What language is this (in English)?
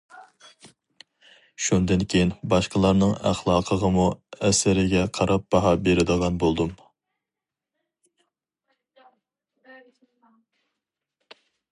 Uyghur